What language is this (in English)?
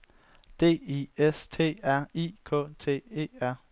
Danish